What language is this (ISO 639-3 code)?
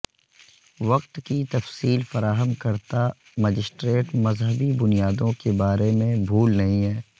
urd